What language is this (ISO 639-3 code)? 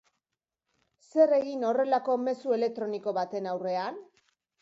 eus